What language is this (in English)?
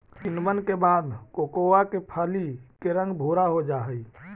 Magahi